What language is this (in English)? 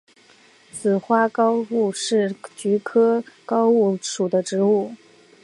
Chinese